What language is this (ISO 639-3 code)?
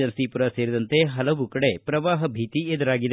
kan